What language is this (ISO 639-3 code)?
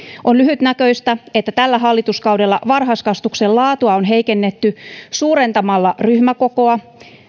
fin